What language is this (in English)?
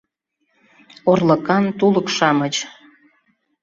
Mari